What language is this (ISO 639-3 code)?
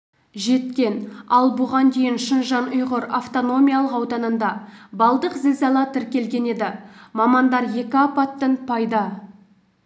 kaz